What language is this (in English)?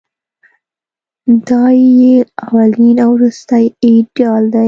Pashto